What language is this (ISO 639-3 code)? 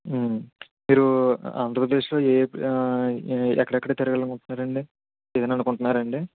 tel